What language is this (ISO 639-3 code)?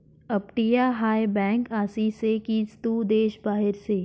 mar